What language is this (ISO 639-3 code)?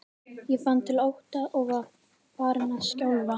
isl